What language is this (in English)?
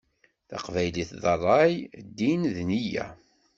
Kabyle